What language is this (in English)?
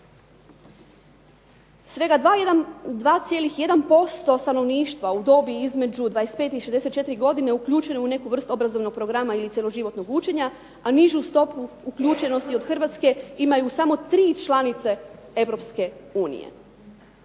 Croatian